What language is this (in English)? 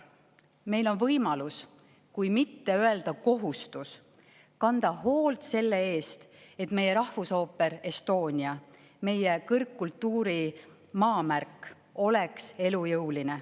Estonian